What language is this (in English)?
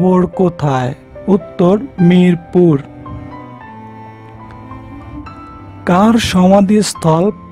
Hindi